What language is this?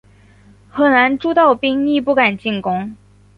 Chinese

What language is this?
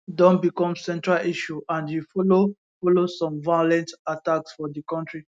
Nigerian Pidgin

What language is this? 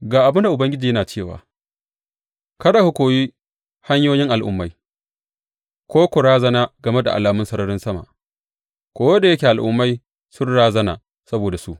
Hausa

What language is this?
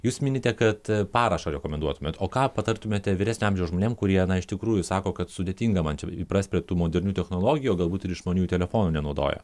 Lithuanian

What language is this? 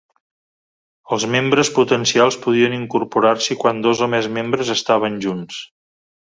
Catalan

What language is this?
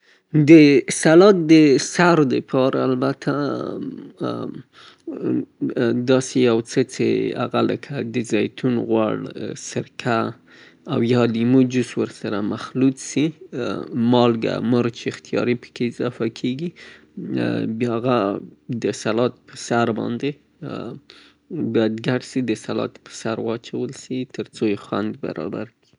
Southern Pashto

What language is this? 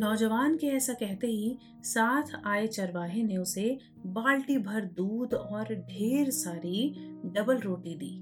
Hindi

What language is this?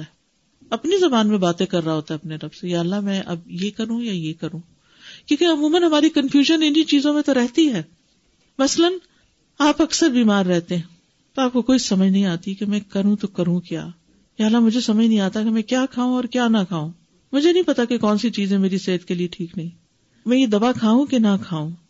Urdu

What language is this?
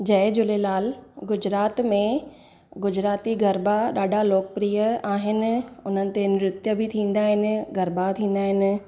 Sindhi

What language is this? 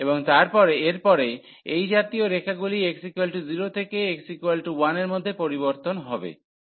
Bangla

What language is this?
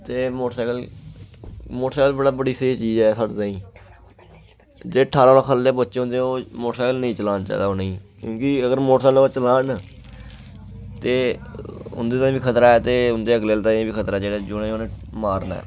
Dogri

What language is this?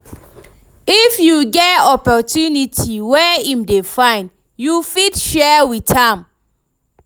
Nigerian Pidgin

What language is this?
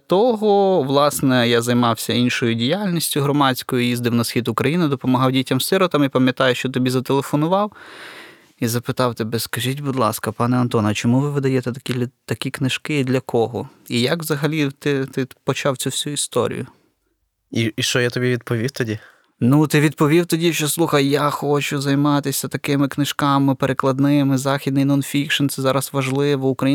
Ukrainian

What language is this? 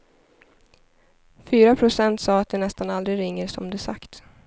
Swedish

